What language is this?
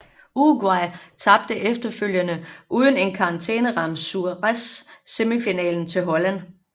Danish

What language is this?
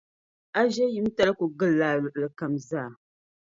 Dagbani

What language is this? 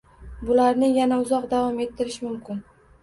Uzbek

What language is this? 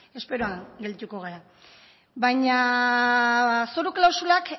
Basque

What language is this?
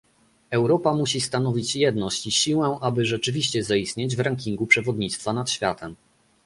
Polish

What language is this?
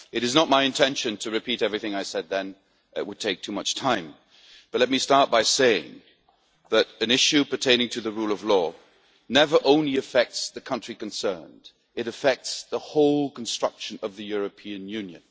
English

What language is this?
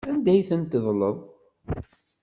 Kabyle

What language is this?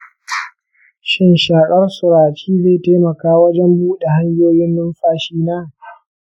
Hausa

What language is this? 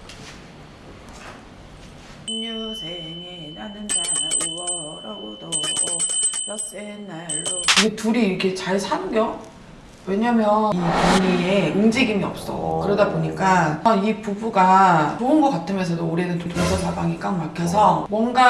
Korean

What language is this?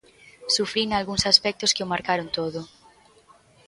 Galician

